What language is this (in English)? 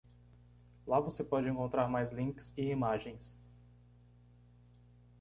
Portuguese